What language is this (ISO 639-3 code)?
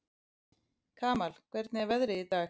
isl